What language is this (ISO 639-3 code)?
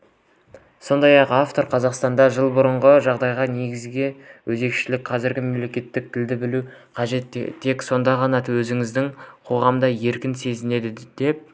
kaz